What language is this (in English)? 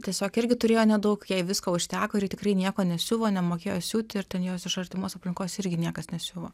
Lithuanian